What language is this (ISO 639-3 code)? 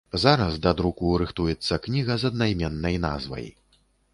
bel